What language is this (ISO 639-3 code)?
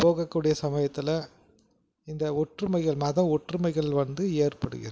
tam